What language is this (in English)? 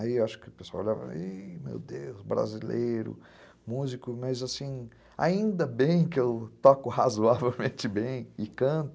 Portuguese